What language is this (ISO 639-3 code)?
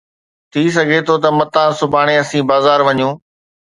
snd